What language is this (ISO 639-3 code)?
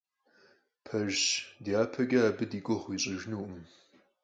kbd